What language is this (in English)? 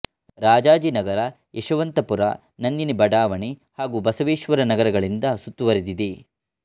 Kannada